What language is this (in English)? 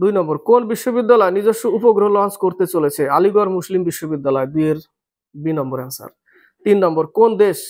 Bangla